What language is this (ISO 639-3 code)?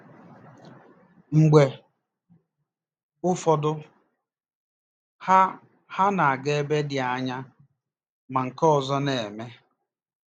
ibo